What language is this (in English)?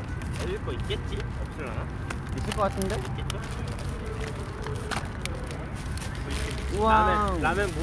Korean